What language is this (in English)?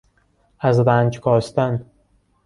Persian